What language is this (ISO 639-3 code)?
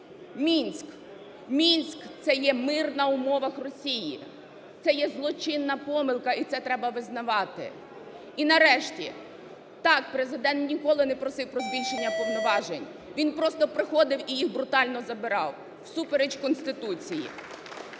ukr